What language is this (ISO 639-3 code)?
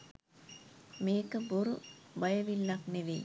sin